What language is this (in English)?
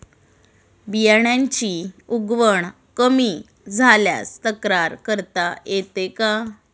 Marathi